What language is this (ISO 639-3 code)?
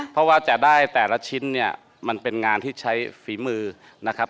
tha